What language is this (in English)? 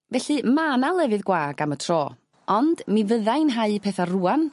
Welsh